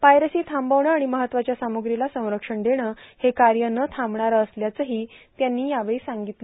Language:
Marathi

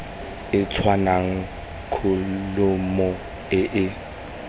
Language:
Tswana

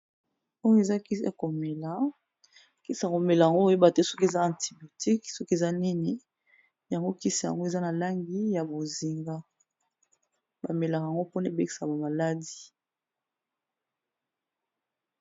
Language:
Lingala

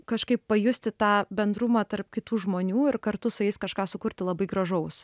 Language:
Lithuanian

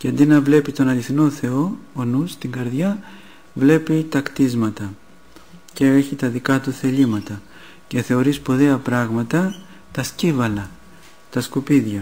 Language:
Greek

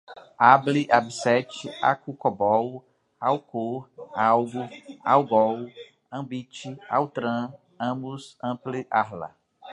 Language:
Portuguese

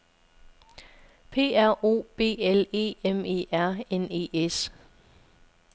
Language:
Danish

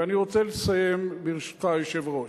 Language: Hebrew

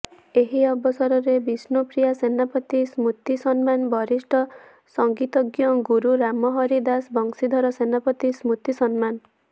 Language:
Odia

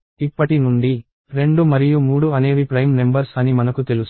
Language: Telugu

